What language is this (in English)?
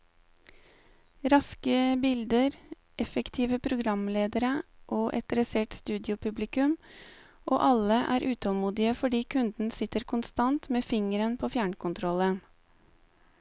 Norwegian